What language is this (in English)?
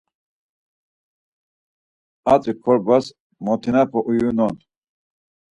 Laz